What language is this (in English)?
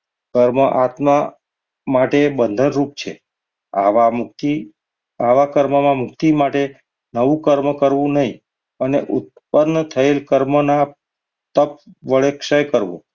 Gujarati